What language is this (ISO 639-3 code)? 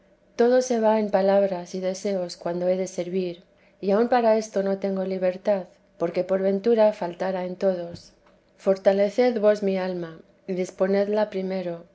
spa